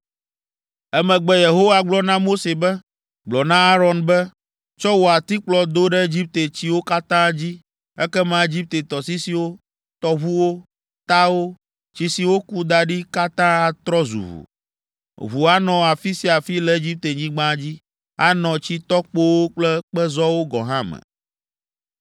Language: Ewe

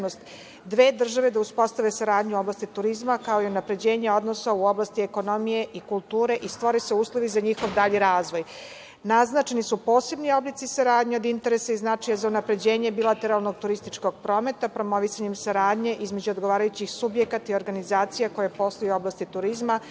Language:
Serbian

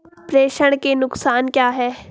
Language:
Hindi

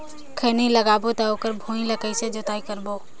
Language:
Chhattisgarhi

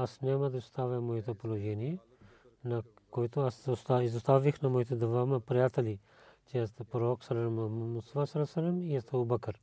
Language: Bulgarian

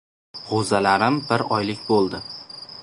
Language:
Uzbek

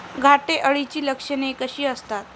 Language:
Marathi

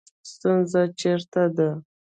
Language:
Pashto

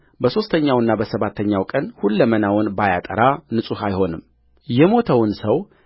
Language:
Amharic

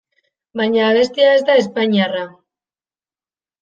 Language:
Basque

